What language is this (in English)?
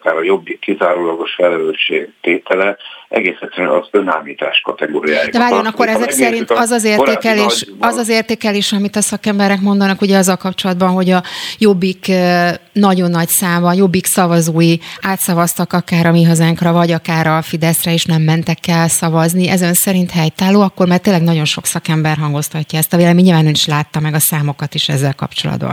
Hungarian